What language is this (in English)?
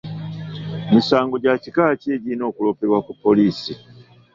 Ganda